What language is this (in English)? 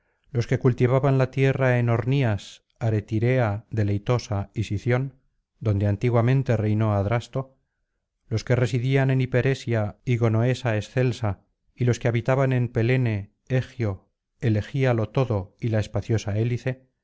Spanish